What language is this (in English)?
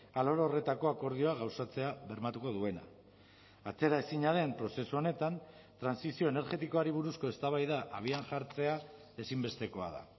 Basque